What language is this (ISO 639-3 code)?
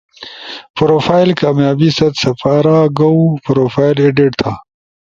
ush